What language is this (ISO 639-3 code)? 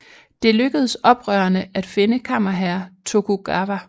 dan